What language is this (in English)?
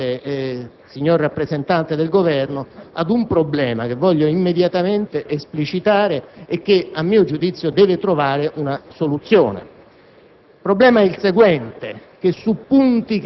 Italian